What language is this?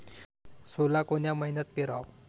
Marathi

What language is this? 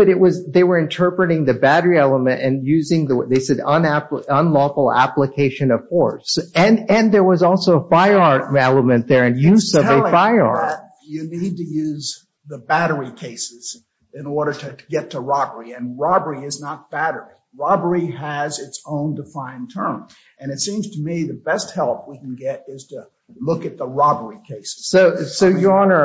English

